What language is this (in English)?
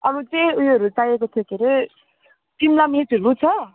Nepali